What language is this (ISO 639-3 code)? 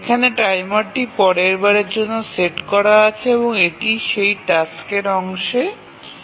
ben